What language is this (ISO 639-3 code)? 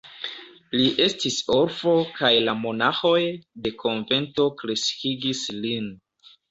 epo